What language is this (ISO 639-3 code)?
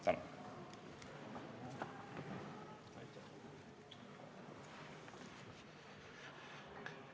est